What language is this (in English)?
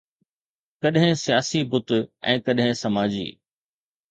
Sindhi